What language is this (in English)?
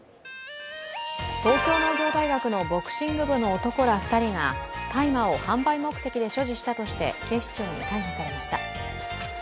Japanese